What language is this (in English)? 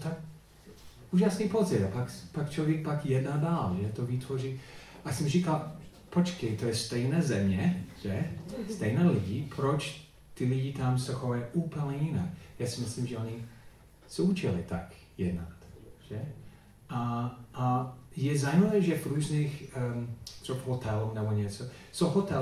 Czech